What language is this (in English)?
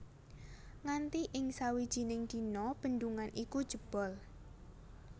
Javanese